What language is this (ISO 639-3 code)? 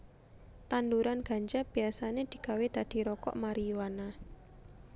jav